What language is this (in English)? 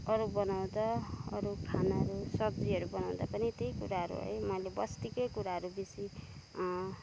Nepali